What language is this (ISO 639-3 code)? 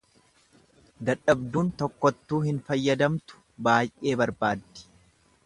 orm